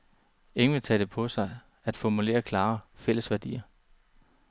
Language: Danish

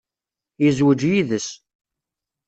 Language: Kabyle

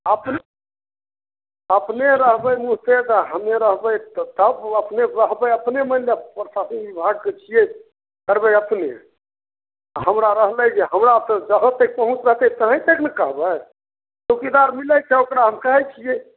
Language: Maithili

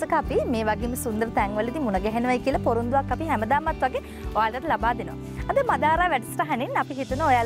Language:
Indonesian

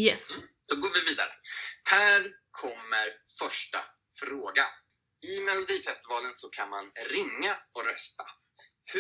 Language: Swedish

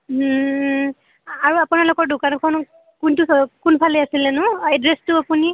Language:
Assamese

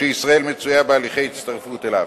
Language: Hebrew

